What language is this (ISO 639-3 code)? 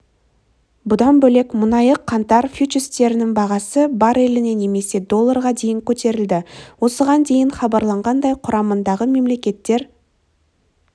kaz